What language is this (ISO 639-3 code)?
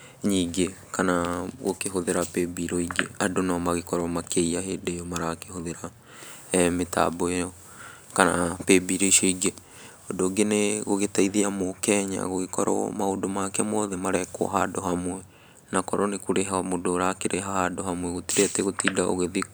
kik